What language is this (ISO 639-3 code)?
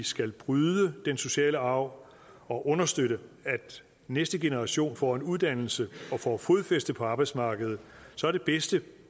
dan